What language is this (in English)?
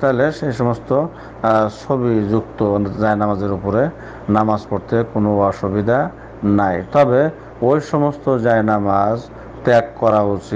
Dutch